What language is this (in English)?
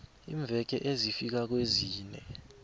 South Ndebele